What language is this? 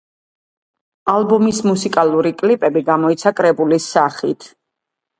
Georgian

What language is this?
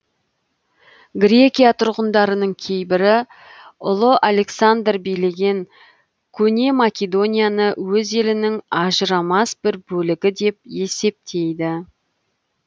Kazakh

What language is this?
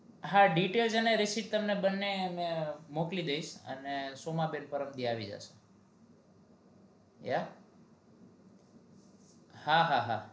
Gujarati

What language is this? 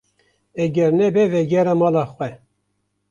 Kurdish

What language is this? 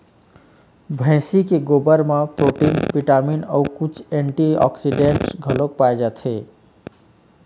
Chhattisgarhi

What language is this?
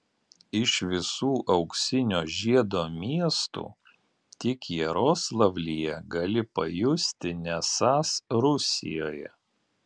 Lithuanian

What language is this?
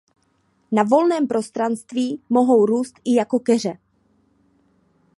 Czech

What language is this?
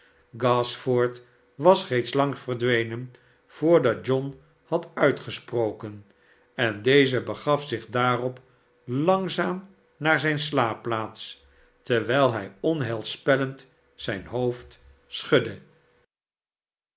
Dutch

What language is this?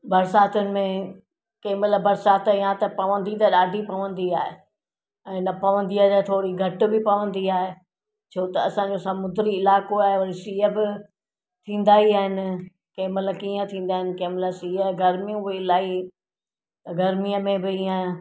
Sindhi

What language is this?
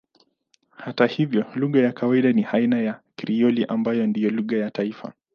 Swahili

